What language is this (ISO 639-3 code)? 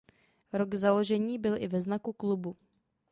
ces